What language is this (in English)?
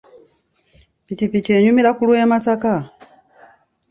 Ganda